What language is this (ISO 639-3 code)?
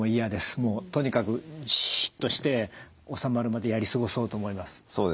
jpn